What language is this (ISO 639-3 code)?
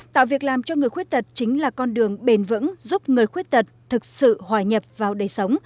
vie